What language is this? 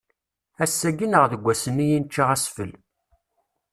Kabyle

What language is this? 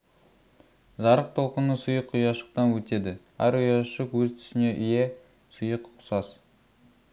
Kazakh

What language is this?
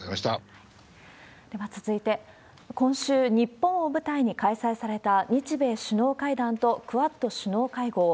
Japanese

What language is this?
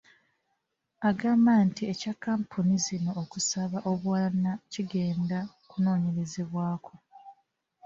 Ganda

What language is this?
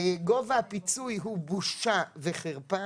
Hebrew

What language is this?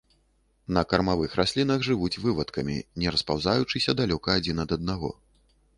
Belarusian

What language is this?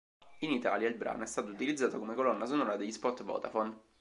Italian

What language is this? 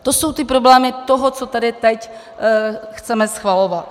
Czech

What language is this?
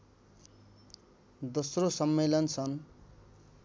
Nepali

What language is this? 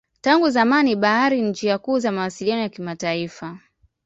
Swahili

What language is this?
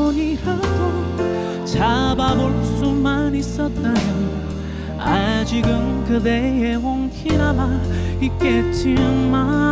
Korean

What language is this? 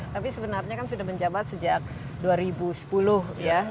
Indonesian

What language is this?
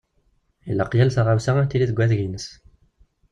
Kabyle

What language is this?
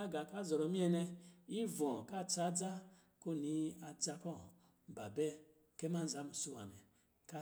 Lijili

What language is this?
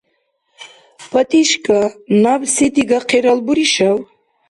Dargwa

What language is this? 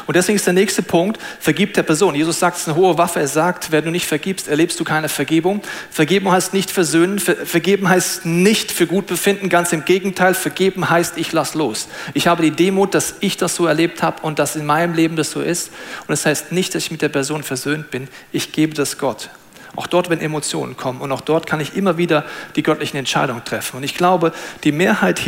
German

